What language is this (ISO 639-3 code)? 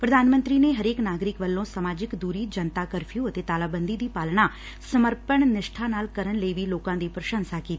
pan